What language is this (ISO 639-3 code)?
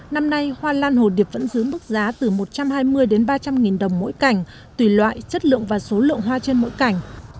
vie